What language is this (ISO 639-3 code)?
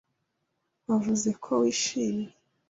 kin